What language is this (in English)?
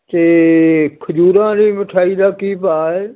Punjabi